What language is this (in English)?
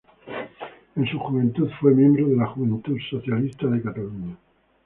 Spanish